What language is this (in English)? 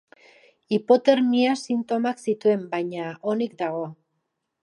Basque